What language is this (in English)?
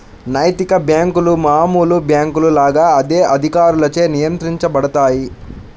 Telugu